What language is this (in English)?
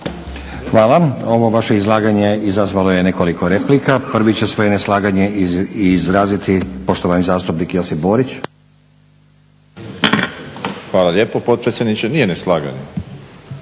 Croatian